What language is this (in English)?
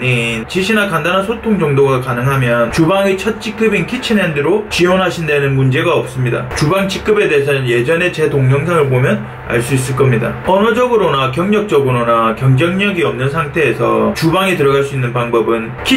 Korean